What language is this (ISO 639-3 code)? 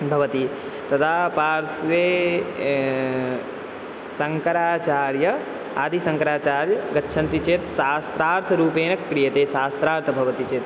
san